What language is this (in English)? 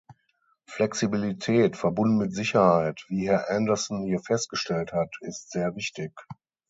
German